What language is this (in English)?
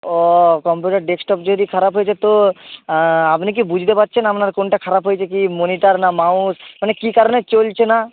Bangla